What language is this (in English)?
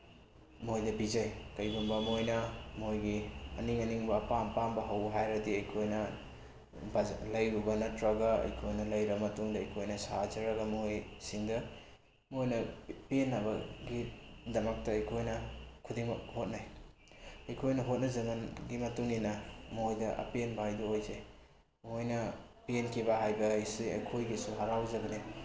Manipuri